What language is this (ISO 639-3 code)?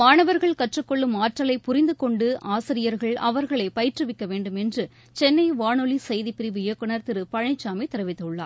tam